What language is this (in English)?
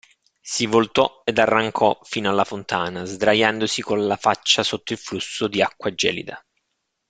Italian